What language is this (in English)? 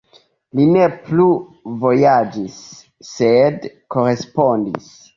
Esperanto